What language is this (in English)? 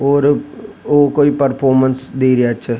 Rajasthani